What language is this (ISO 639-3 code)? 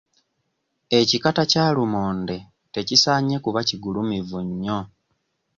lug